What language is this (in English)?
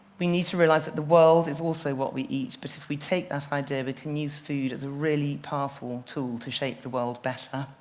English